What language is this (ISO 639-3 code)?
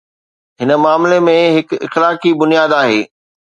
snd